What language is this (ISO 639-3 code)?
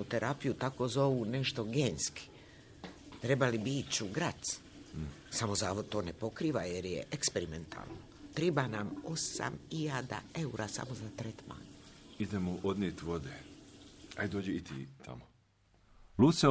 hrv